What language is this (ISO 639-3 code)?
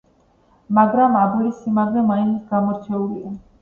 kat